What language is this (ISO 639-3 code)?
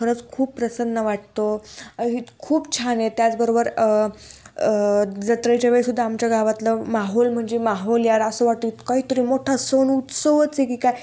mar